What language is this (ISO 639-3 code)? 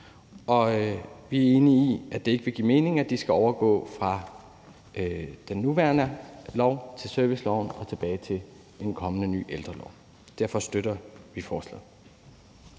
dan